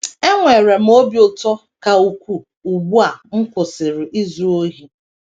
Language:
Igbo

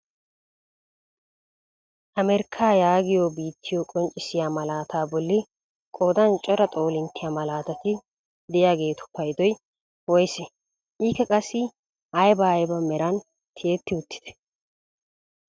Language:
Wolaytta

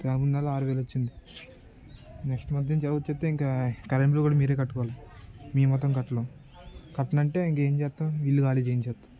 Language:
Telugu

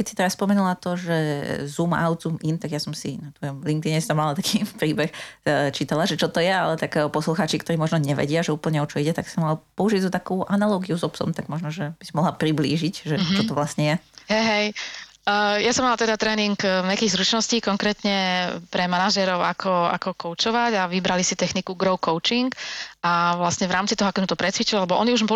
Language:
Slovak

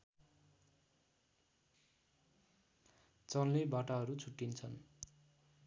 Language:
Nepali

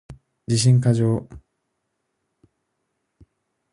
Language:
Japanese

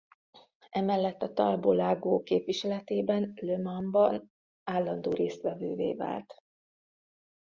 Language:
Hungarian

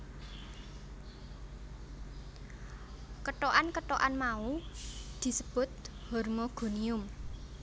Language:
Javanese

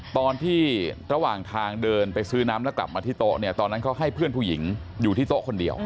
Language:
Thai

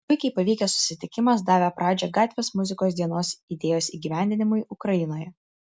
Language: Lithuanian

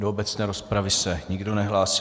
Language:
Czech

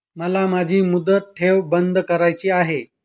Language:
Marathi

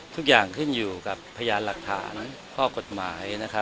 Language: Thai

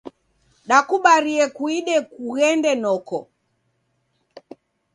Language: Taita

